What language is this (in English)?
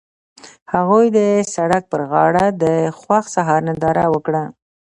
Pashto